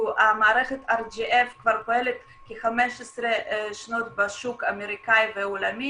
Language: Hebrew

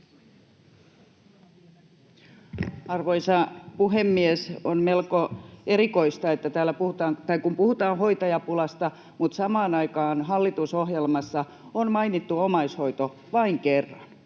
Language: Finnish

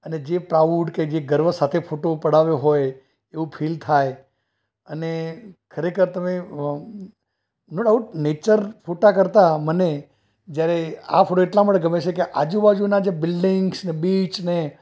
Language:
Gujarati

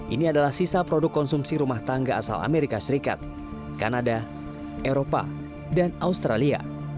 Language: Indonesian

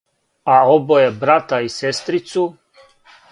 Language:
Serbian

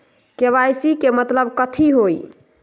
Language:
Magahi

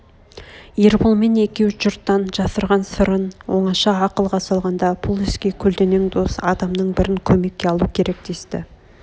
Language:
Kazakh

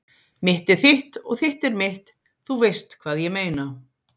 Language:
Icelandic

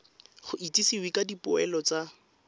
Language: Tswana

